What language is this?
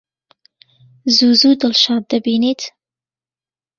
Central Kurdish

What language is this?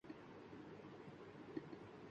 Urdu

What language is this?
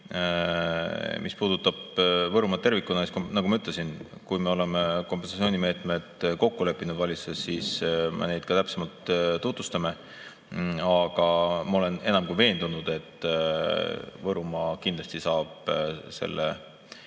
Estonian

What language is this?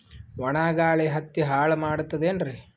Kannada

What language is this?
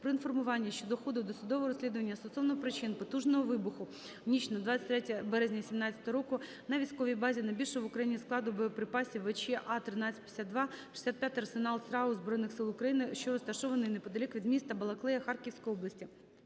Ukrainian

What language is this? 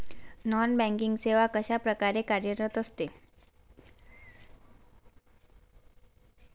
Marathi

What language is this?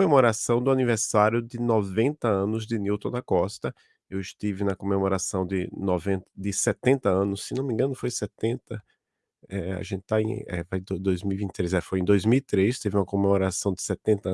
Portuguese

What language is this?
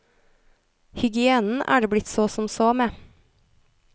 Norwegian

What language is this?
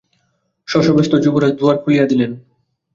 Bangla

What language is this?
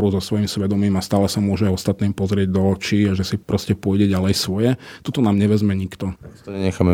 Slovak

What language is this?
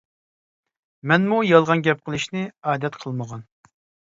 Uyghur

